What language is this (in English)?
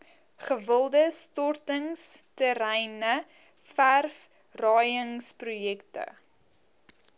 Afrikaans